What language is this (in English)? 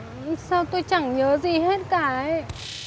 Vietnamese